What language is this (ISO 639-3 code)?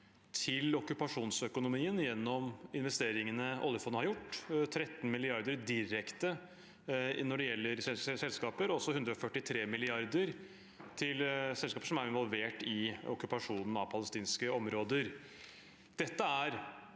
nor